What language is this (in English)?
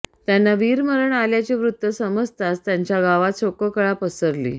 Marathi